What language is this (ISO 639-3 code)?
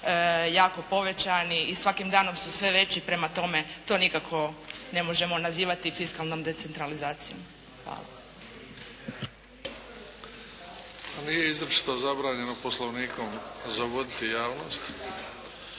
hrv